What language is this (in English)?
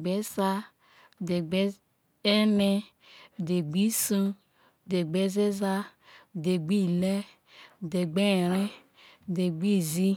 Isoko